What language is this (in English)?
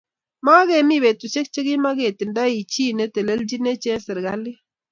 Kalenjin